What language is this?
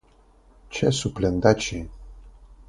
Esperanto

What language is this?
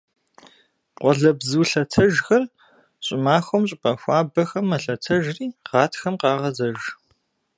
Kabardian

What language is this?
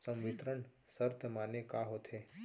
Chhattisgarhi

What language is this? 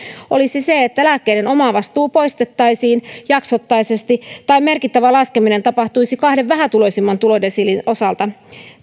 Finnish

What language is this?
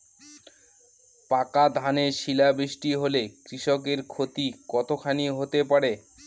Bangla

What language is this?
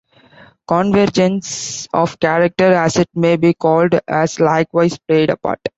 English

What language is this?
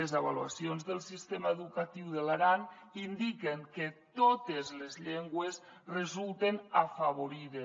Catalan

